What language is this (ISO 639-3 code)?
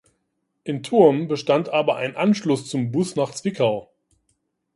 deu